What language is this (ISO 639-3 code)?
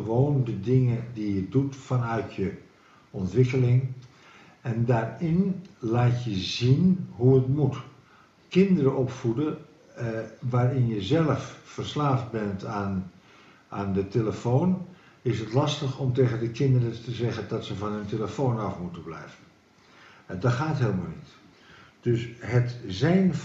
nld